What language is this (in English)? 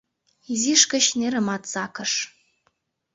Mari